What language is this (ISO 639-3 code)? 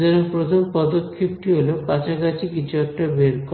ben